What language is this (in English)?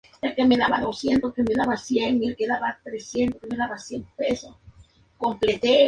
Spanish